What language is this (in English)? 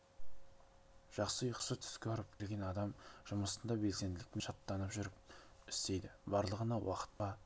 Kazakh